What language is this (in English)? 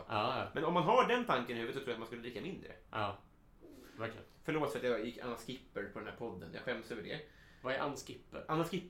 Swedish